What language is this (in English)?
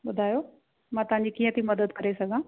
Sindhi